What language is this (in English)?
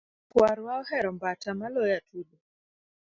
Luo (Kenya and Tanzania)